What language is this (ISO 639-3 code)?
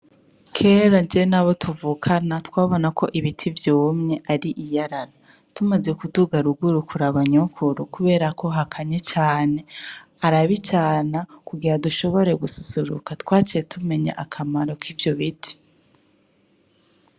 run